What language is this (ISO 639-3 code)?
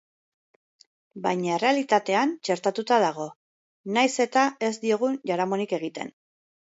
eus